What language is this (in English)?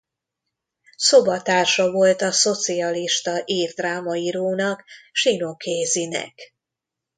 Hungarian